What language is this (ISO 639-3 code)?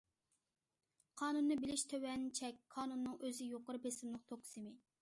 uig